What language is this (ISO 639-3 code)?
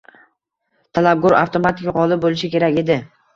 uzb